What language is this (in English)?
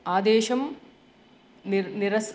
Sanskrit